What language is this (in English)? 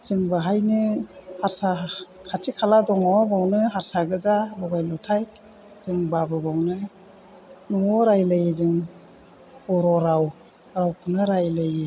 Bodo